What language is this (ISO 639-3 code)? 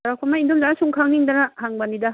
mni